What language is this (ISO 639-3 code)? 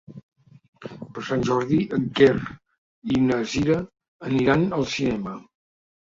cat